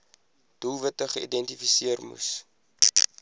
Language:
Afrikaans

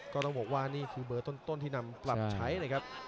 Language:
Thai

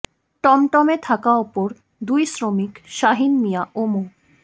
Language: Bangla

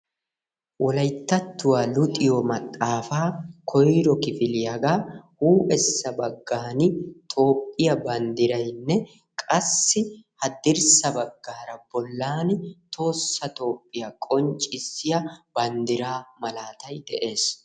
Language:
Wolaytta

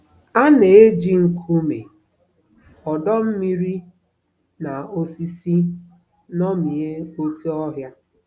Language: Igbo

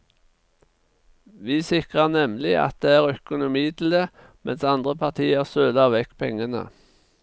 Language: Norwegian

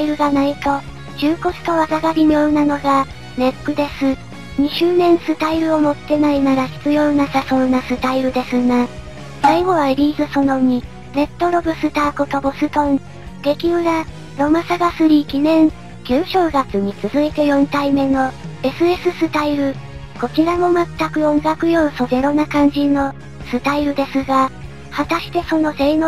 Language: Japanese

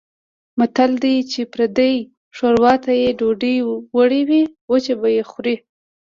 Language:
Pashto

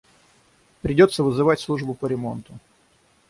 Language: Russian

